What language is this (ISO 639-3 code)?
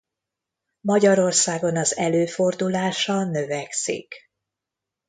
hun